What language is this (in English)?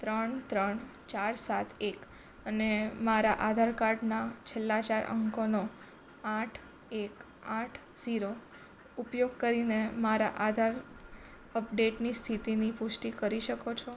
Gujarati